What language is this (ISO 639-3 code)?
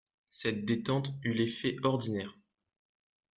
fra